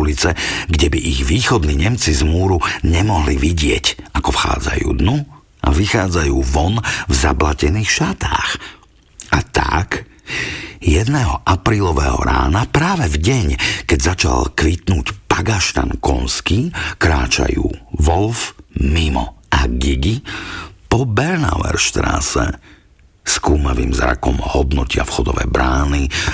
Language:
Slovak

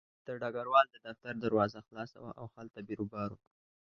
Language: Pashto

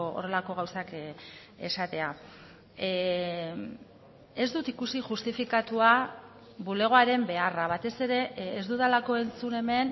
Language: Basque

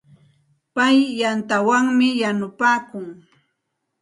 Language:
Santa Ana de Tusi Pasco Quechua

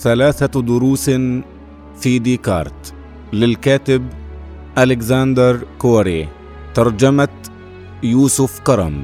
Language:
Arabic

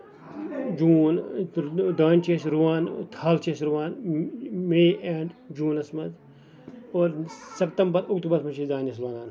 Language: Kashmiri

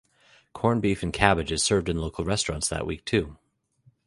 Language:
English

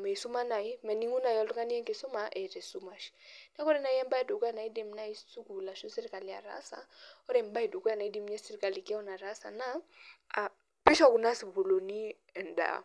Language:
Masai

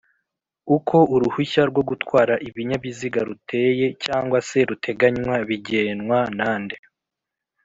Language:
Kinyarwanda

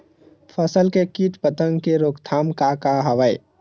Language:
Chhattisgarhi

